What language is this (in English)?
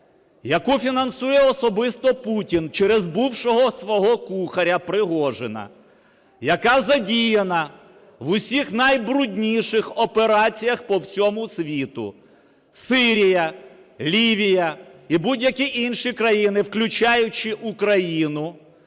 Ukrainian